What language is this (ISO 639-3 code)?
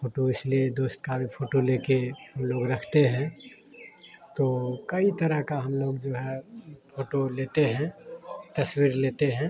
hin